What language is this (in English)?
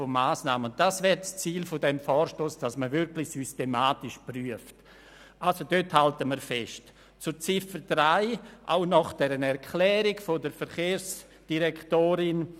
Swiss German